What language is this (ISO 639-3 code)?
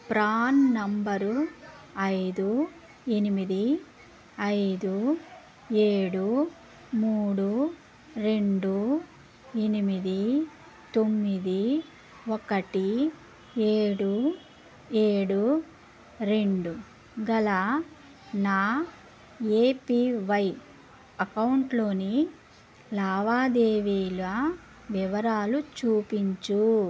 tel